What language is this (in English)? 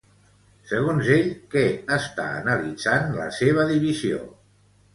Catalan